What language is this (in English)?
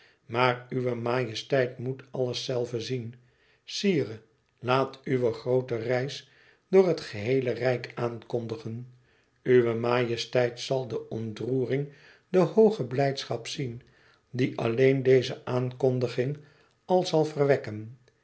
Dutch